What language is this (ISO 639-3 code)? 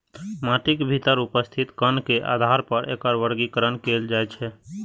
mai